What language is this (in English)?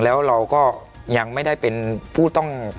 Thai